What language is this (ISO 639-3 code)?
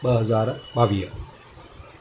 snd